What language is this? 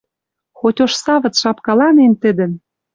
Western Mari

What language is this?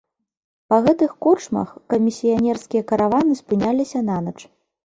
Belarusian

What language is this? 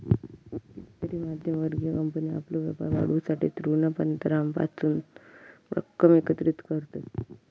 Marathi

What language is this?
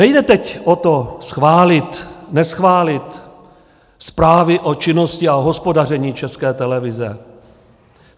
Czech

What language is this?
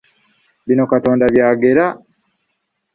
Ganda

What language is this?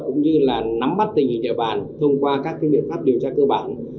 Vietnamese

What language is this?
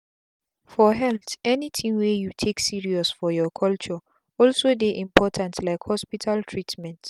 Nigerian Pidgin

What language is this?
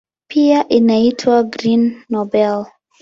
Swahili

